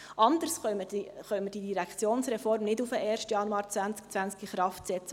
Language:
Swiss German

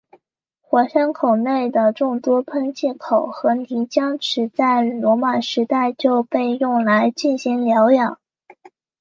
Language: Chinese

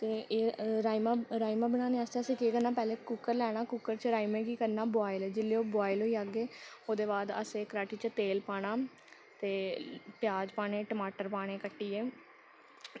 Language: Dogri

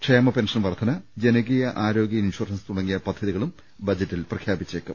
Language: Malayalam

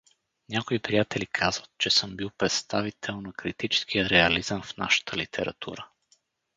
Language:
Bulgarian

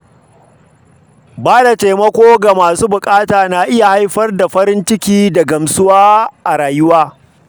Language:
Hausa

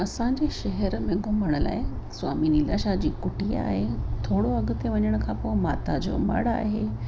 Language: Sindhi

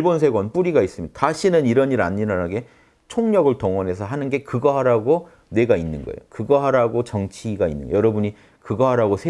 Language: Korean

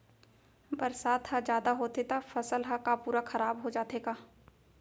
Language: Chhattisgarhi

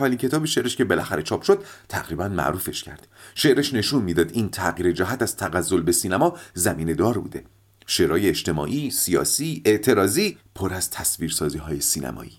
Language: Persian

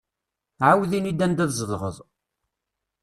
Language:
Kabyle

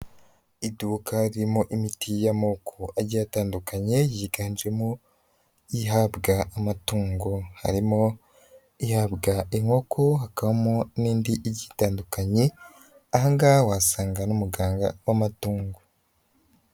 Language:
Kinyarwanda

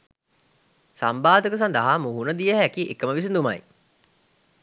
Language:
Sinhala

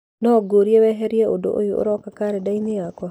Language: Kikuyu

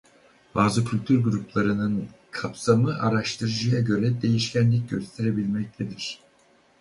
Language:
Turkish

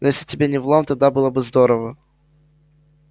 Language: Russian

